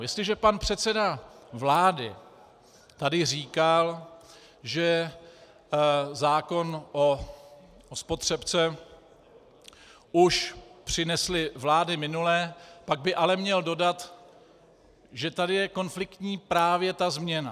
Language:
Czech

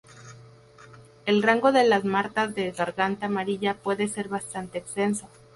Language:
Spanish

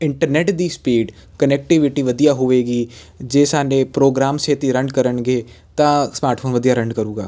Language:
Punjabi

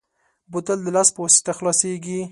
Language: Pashto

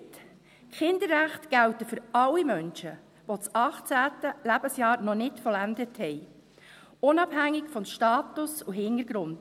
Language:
Swiss German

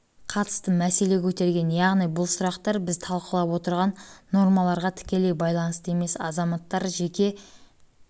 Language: Kazakh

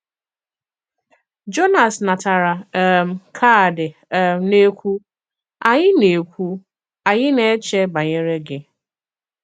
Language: Igbo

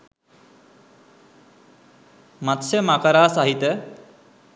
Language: Sinhala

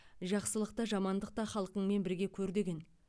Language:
Kazakh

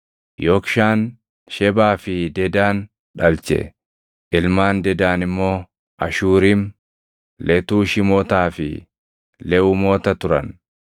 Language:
Oromo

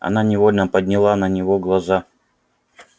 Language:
Russian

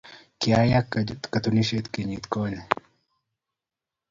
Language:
Kalenjin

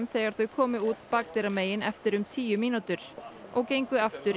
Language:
Icelandic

